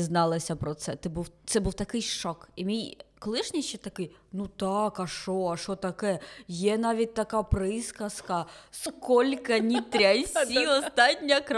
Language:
Ukrainian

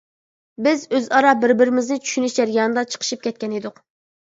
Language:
Uyghur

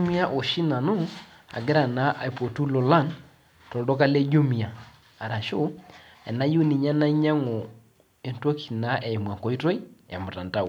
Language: Masai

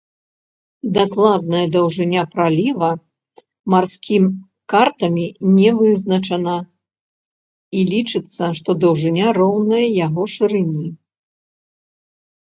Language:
Belarusian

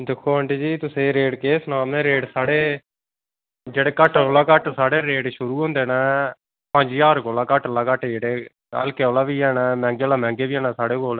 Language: Dogri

